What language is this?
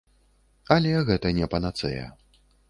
Belarusian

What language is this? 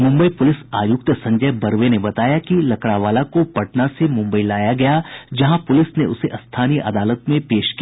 Hindi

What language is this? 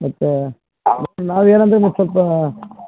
Kannada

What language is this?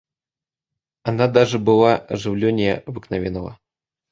Russian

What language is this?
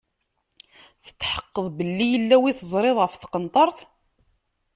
Kabyle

